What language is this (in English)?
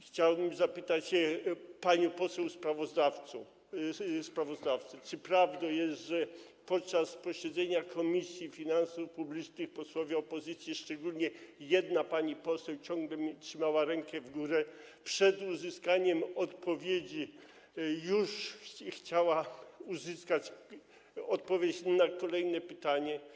Polish